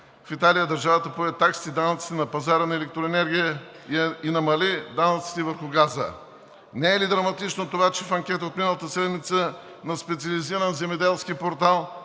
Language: Bulgarian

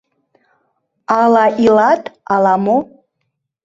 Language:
Mari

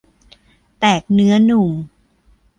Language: Thai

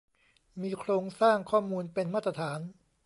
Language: Thai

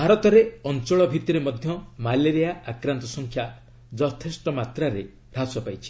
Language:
Odia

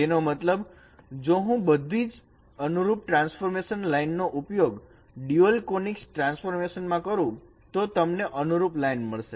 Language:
Gujarati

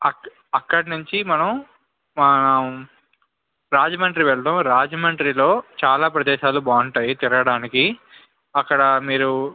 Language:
Telugu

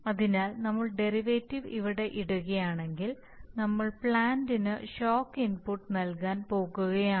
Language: Malayalam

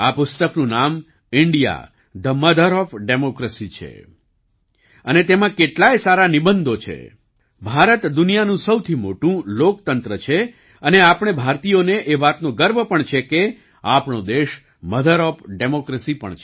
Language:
Gujarati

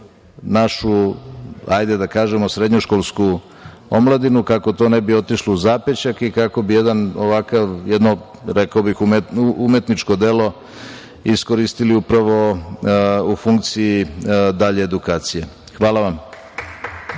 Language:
Serbian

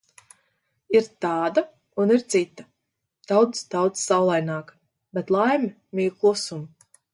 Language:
Latvian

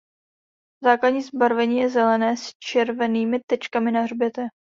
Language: Czech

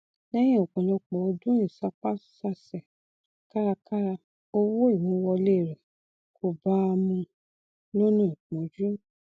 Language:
Yoruba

